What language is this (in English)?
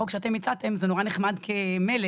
Hebrew